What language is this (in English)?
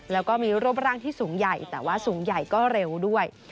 Thai